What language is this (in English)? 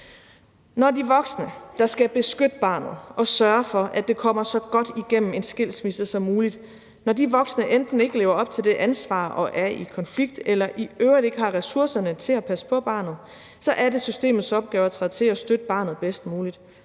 Danish